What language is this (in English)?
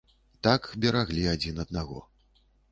Belarusian